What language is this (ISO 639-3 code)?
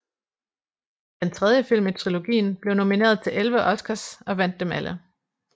dan